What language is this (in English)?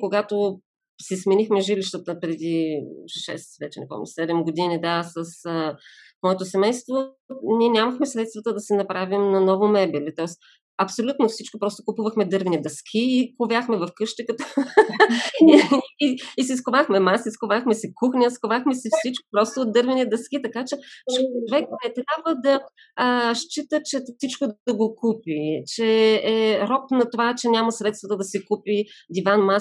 Bulgarian